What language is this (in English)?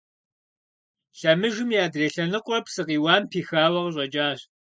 Kabardian